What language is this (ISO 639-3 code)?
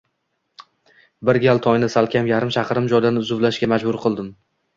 uzb